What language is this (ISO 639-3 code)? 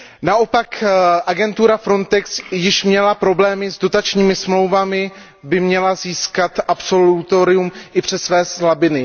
ces